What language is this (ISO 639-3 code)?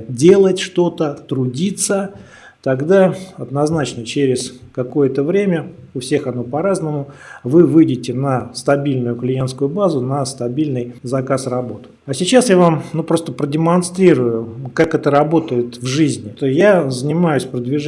rus